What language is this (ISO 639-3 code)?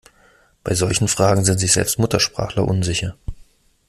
deu